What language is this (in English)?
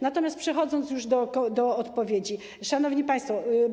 Polish